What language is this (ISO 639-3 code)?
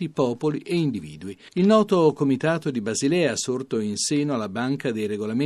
ita